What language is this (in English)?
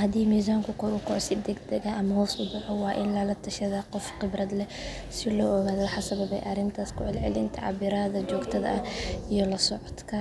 Somali